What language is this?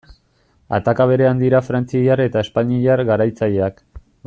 Basque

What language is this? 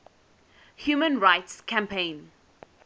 English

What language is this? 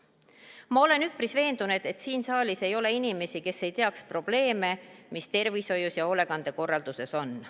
Estonian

